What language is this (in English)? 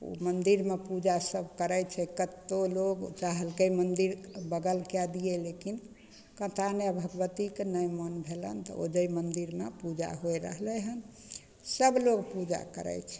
Maithili